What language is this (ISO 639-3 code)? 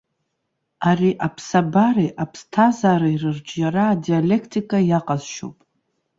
abk